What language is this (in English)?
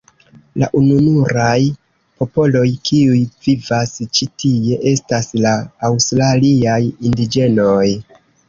Esperanto